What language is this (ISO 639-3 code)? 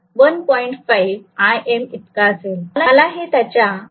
mar